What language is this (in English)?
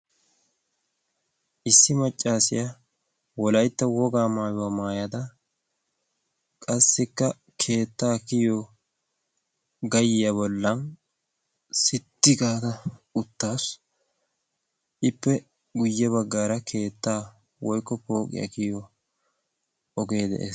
Wolaytta